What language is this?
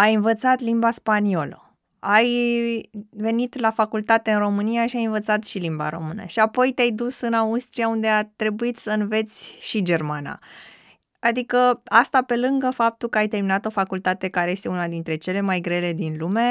Romanian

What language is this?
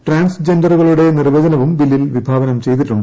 Malayalam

